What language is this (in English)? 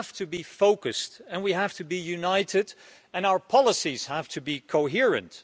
English